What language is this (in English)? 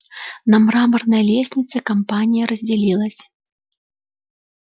Russian